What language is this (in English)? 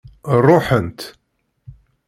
Kabyle